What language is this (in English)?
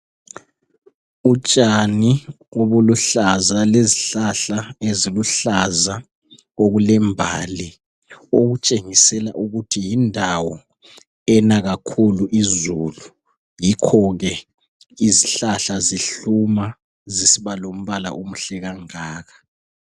North Ndebele